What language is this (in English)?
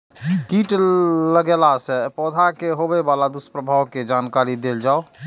Maithili